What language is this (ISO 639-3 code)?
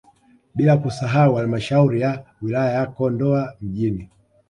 swa